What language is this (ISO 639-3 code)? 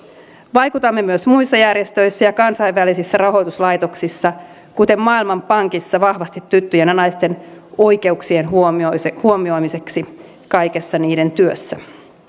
fin